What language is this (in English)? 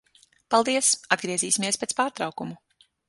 Latvian